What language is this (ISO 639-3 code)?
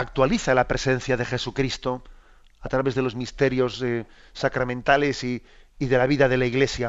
spa